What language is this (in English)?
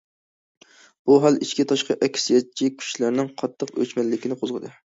Uyghur